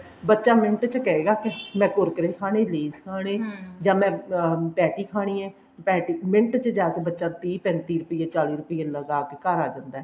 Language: Punjabi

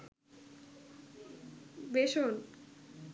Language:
Bangla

